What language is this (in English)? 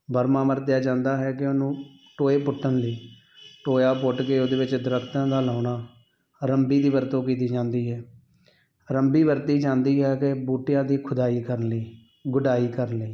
Punjabi